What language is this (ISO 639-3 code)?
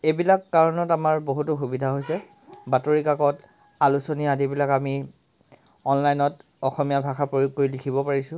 asm